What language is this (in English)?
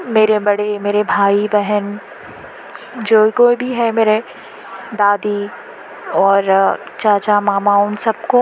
Urdu